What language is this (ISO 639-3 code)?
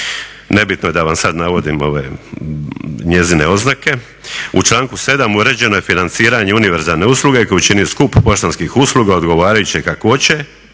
hrv